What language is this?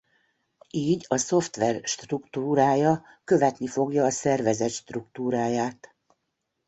Hungarian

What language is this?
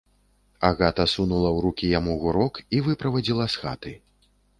Belarusian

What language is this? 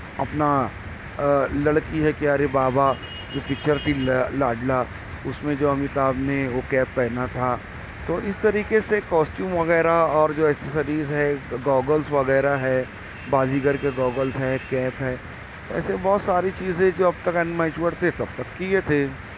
Urdu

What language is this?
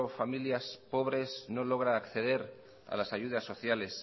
Spanish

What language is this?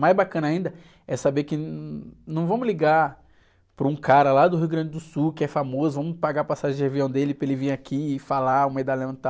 Portuguese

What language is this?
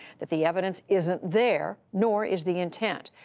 English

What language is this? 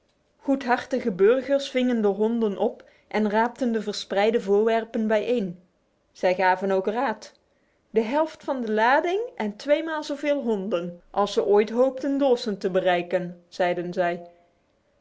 Dutch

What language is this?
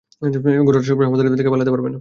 Bangla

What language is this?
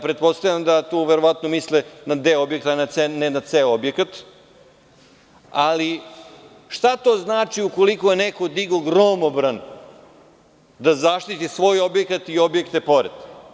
Serbian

